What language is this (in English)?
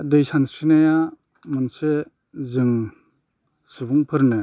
Bodo